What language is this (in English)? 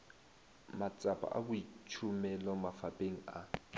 Northern Sotho